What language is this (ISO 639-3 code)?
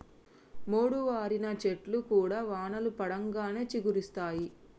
tel